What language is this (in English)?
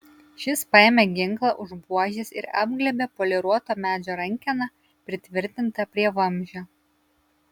Lithuanian